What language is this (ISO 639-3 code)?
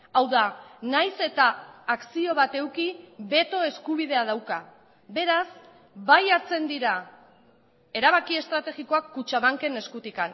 eus